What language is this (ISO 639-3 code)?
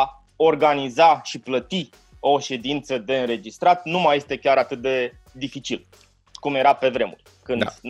ron